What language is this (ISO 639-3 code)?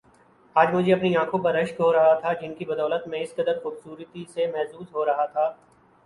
urd